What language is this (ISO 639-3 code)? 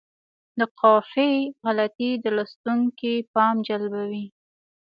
pus